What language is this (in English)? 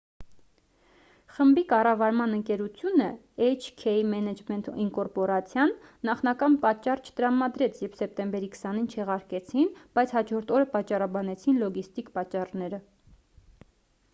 Armenian